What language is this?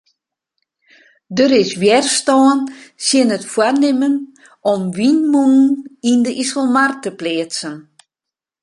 Western Frisian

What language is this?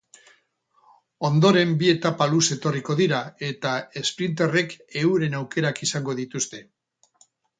Basque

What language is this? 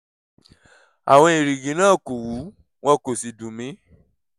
Yoruba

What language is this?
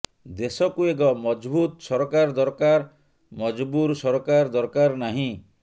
Odia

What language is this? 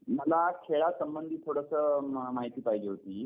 Marathi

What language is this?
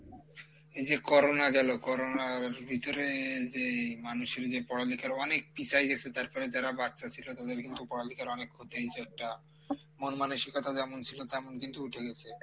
Bangla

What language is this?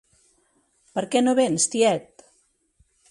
Catalan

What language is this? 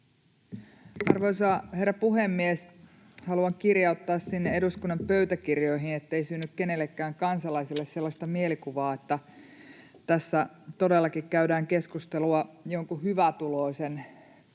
Finnish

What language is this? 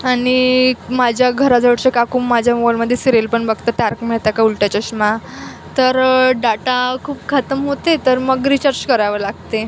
Marathi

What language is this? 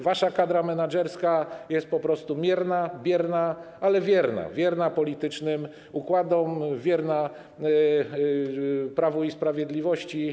Polish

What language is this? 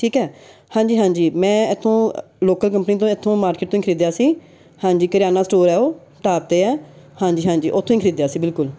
Punjabi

